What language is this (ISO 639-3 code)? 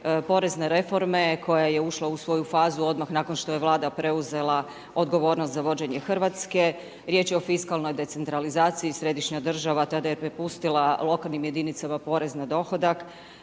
hrv